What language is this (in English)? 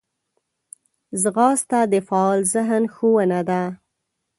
Pashto